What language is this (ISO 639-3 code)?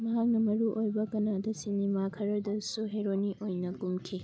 mni